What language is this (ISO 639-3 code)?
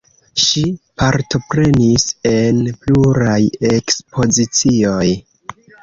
epo